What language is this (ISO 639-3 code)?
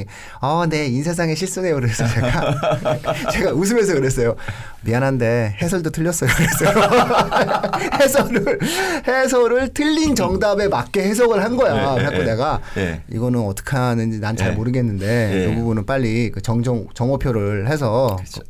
kor